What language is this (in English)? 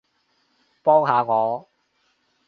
Cantonese